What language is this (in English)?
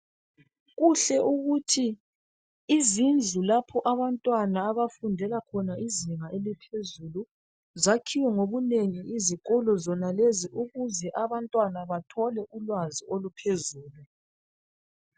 North Ndebele